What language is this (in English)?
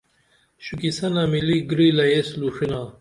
Dameli